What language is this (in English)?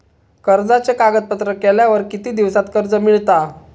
Marathi